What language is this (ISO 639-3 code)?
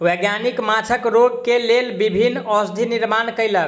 mai